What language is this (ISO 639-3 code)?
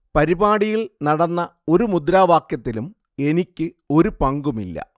mal